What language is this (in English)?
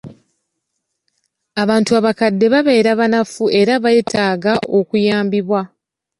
Ganda